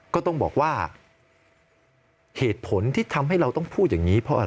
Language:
Thai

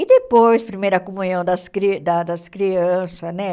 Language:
Portuguese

